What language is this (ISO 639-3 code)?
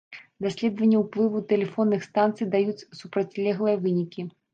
bel